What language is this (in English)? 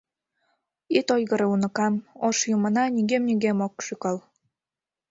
Mari